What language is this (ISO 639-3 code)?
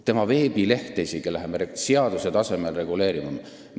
est